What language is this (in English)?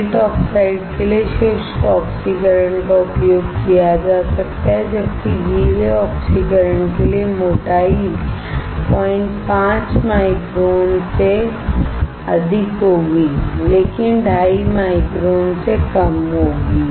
Hindi